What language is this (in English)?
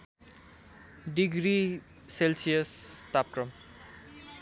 Nepali